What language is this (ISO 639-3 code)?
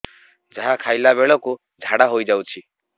ori